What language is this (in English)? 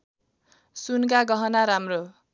Nepali